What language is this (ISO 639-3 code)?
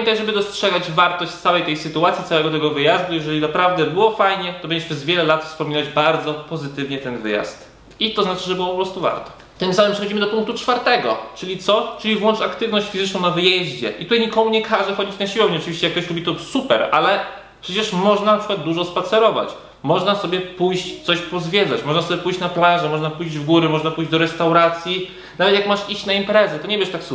pol